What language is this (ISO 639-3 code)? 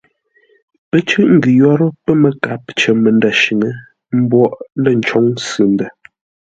nla